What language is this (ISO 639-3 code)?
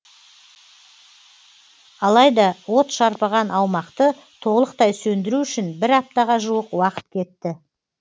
kaz